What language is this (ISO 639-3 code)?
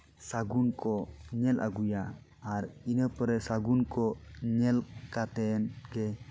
sat